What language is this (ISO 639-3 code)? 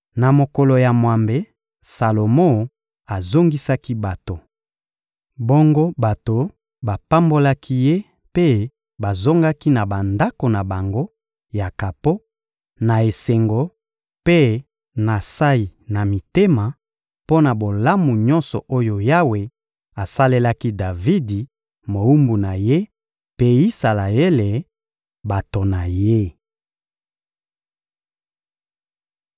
lin